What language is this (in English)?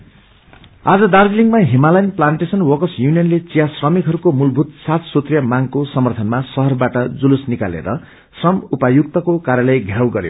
Nepali